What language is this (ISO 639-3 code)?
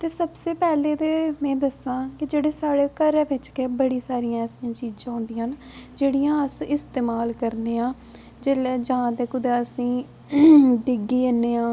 doi